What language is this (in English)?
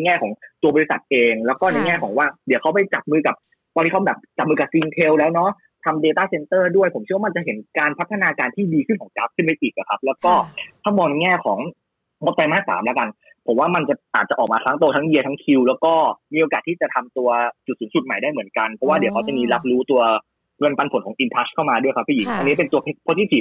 Thai